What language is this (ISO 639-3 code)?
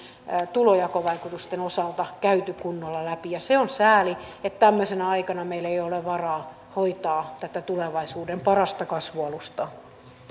fin